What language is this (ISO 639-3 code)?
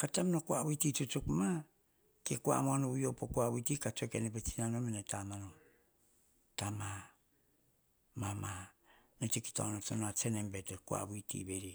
hah